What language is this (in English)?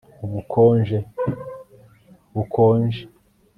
Kinyarwanda